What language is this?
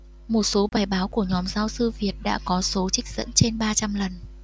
Vietnamese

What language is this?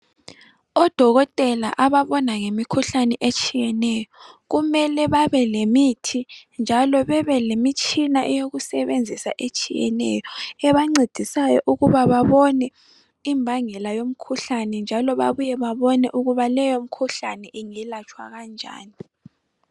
North Ndebele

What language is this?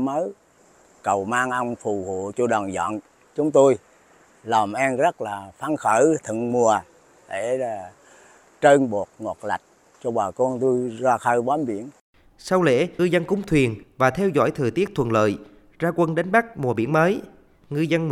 Vietnamese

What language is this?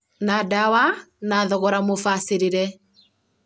Kikuyu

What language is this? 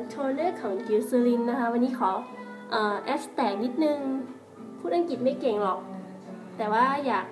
Thai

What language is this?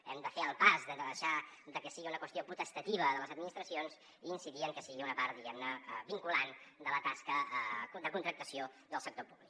Catalan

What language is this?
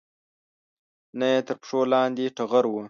Pashto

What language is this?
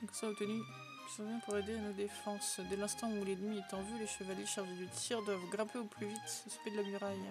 French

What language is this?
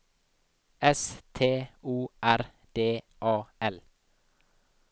Norwegian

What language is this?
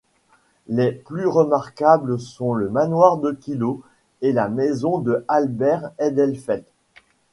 French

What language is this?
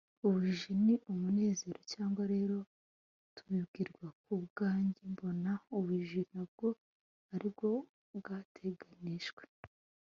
Kinyarwanda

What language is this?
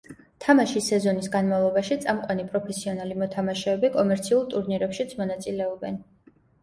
Georgian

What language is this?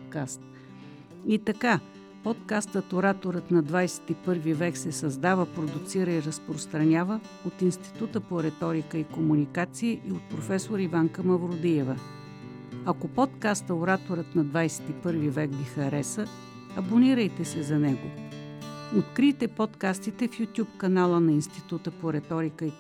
Bulgarian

